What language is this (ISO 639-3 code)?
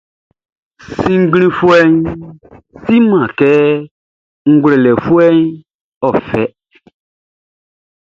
bci